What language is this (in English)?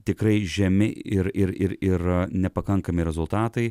Lithuanian